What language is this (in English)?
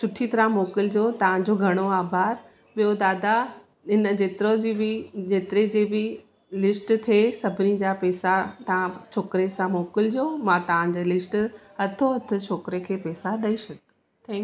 Sindhi